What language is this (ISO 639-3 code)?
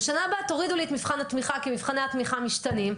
heb